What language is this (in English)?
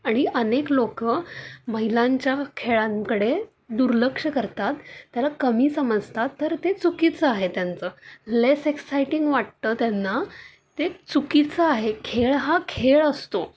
Marathi